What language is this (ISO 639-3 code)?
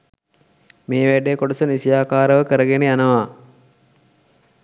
sin